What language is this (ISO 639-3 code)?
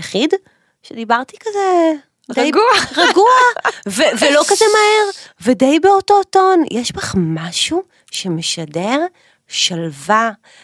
heb